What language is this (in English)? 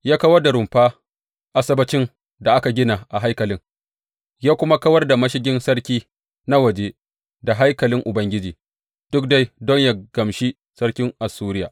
Hausa